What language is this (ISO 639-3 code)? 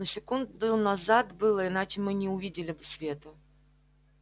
rus